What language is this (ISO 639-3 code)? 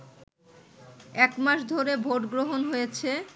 ben